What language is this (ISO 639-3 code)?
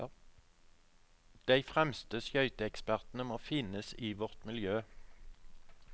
nor